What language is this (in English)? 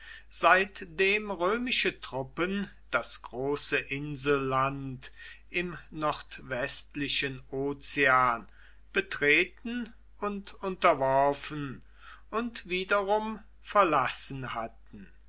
German